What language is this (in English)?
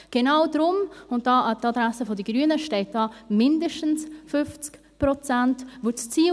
Swiss German